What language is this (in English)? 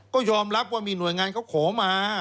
Thai